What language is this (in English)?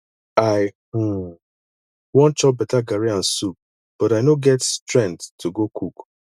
Nigerian Pidgin